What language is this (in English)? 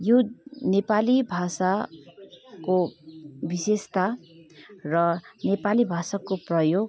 Nepali